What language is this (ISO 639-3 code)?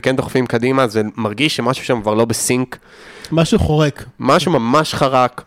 heb